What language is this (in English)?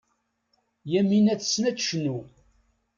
Kabyle